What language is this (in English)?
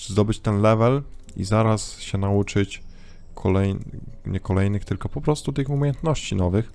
Polish